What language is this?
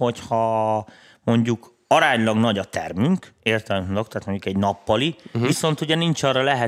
Hungarian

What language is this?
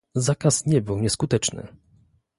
Polish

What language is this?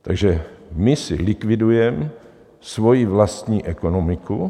Czech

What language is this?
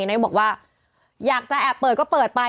Thai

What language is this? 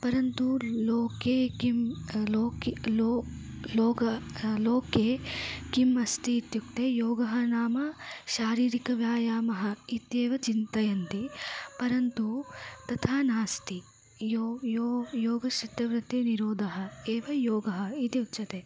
Sanskrit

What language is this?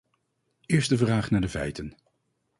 Dutch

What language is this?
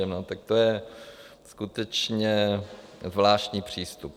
Czech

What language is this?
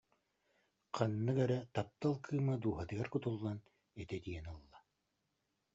Yakut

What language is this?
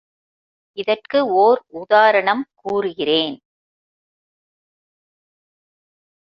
Tamil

